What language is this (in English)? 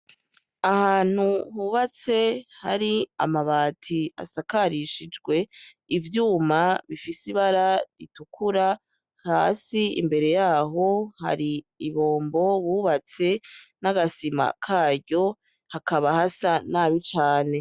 Rundi